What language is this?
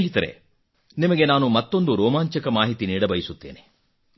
Kannada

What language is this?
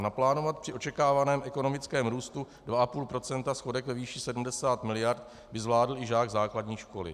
Czech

